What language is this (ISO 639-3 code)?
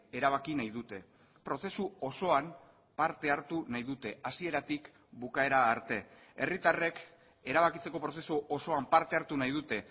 eus